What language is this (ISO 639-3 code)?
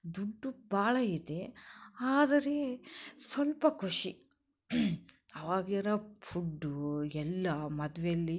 kan